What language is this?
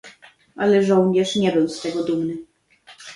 Polish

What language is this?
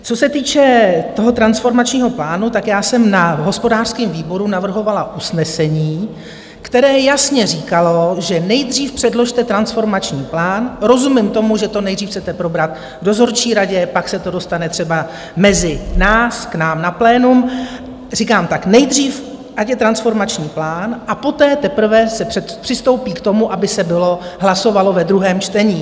Czech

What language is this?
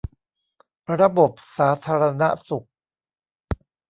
Thai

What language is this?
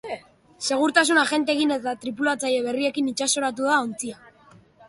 Basque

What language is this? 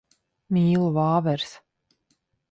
Latvian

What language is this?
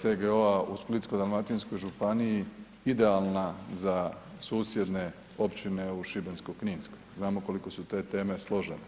Croatian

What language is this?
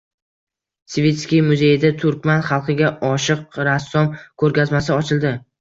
Uzbek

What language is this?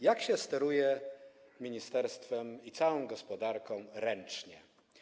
Polish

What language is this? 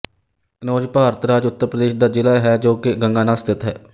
Punjabi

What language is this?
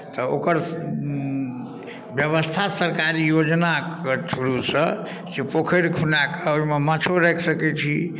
Maithili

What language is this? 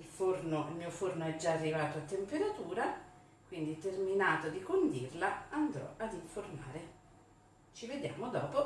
Italian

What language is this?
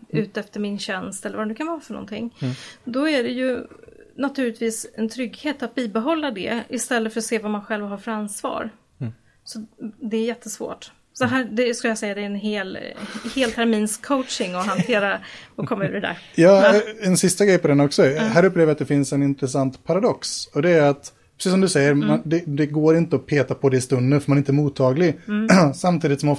Swedish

